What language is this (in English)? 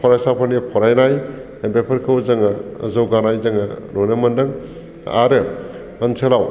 Bodo